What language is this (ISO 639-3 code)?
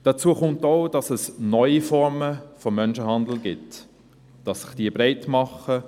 gsw